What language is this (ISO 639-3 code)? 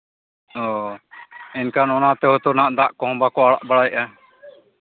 sat